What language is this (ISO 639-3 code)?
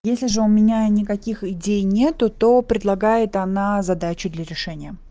rus